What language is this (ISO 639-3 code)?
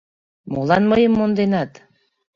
chm